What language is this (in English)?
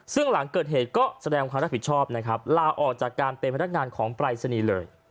Thai